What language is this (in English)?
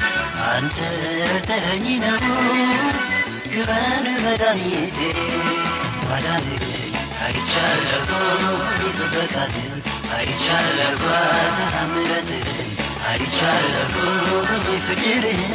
Amharic